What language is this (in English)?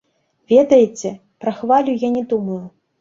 Belarusian